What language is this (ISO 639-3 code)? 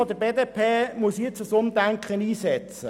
gsw